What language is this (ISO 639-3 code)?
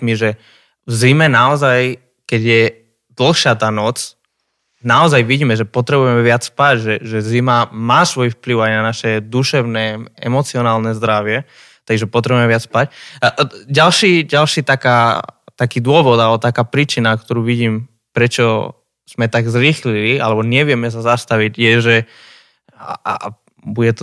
slk